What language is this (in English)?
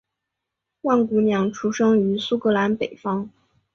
Chinese